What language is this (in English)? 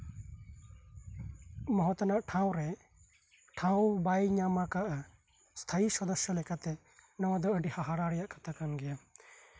Santali